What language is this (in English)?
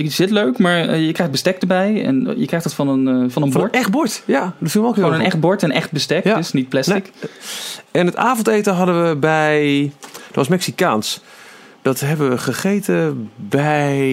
Dutch